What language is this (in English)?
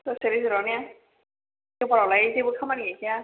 Bodo